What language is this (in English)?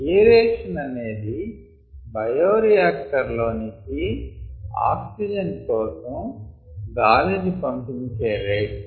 Telugu